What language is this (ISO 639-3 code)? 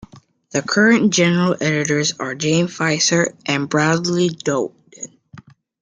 eng